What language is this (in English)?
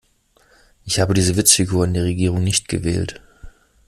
German